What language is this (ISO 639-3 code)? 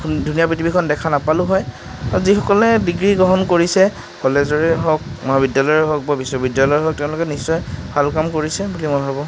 asm